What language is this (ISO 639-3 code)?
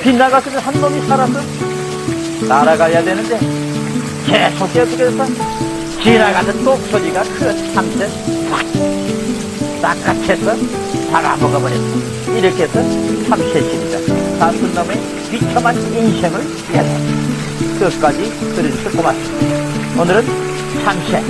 kor